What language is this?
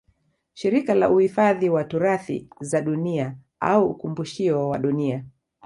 Swahili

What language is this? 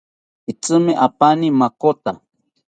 South Ucayali Ashéninka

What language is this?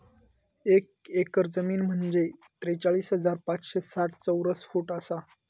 Marathi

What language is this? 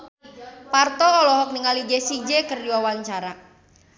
Sundanese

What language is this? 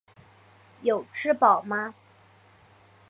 Chinese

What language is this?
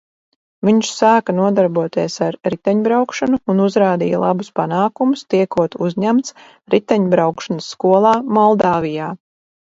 Latvian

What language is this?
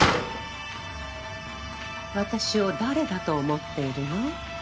Japanese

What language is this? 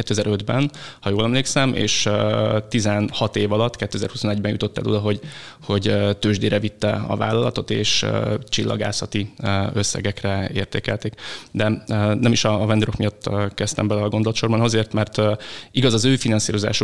Hungarian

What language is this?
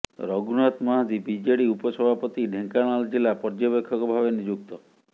Odia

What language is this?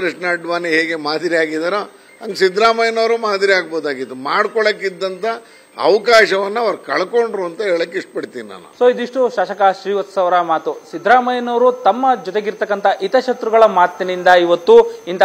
Kannada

